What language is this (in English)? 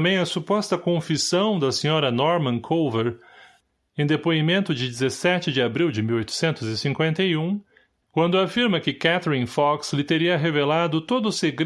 Portuguese